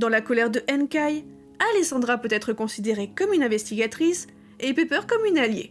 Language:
French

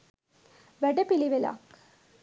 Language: Sinhala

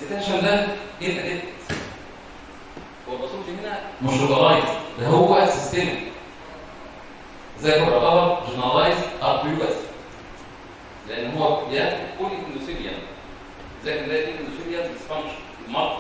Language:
Arabic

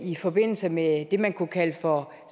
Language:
Danish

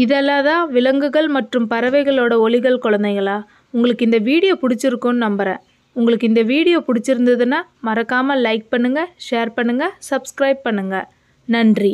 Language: Tamil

